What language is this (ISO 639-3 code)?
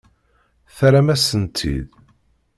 kab